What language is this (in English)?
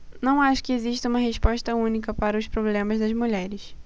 Portuguese